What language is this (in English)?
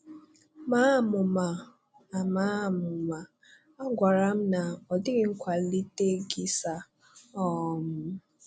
Igbo